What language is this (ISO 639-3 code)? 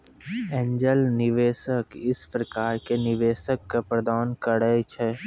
mai